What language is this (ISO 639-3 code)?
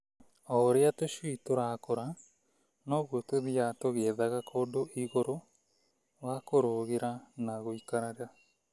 kik